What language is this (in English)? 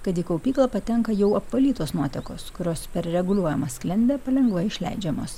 Lithuanian